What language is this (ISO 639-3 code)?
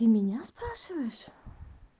rus